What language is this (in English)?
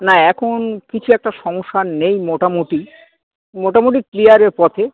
Bangla